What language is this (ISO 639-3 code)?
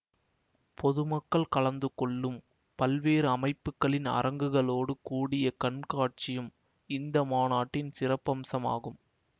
tam